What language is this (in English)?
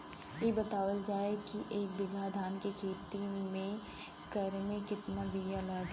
Bhojpuri